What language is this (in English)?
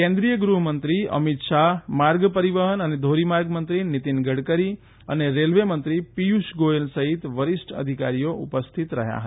Gujarati